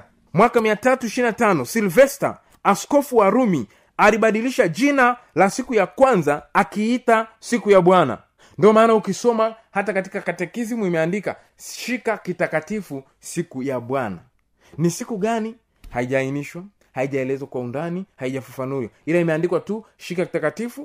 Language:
Swahili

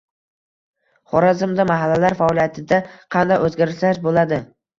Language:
Uzbek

